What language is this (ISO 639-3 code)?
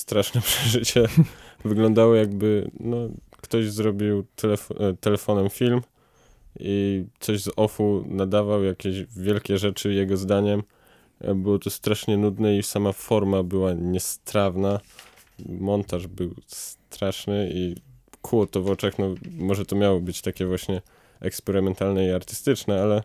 pol